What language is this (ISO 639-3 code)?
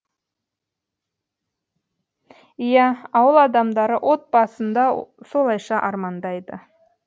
kaz